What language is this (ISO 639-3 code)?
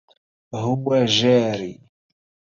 ara